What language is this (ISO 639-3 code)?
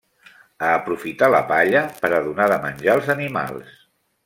cat